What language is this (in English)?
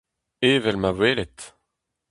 Breton